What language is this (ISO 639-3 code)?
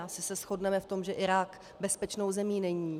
ces